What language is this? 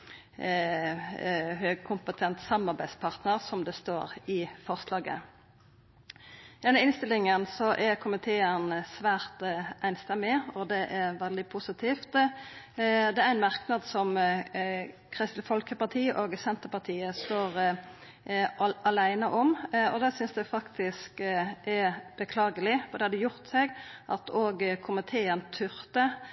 Norwegian Nynorsk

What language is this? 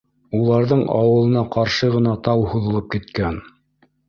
Bashkir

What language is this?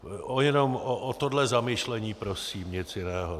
Czech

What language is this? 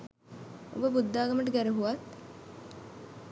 Sinhala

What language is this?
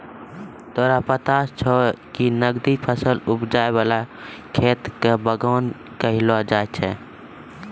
Maithili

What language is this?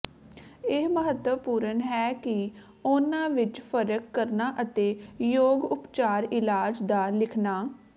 Punjabi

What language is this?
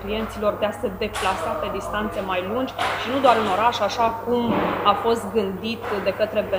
Romanian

